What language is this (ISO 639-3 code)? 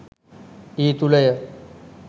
sin